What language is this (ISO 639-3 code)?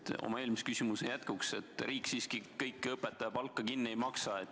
est